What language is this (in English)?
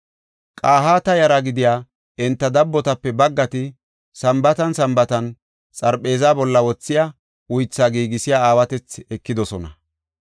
Gofa